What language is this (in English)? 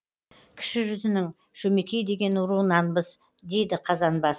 Kazakh